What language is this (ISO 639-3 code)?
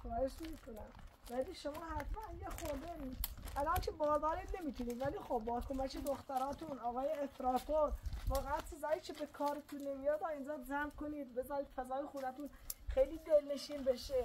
fas